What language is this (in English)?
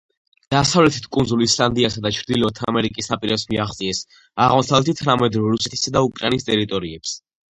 Georgian